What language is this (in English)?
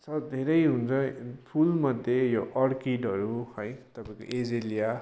Nepali